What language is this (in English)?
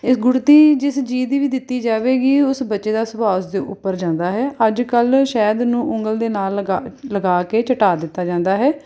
Punjabi